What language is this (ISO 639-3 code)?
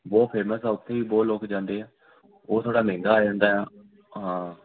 pan